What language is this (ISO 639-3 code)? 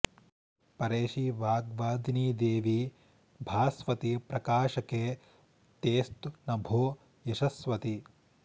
san